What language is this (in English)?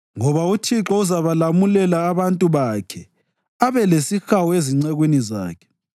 North Ndebele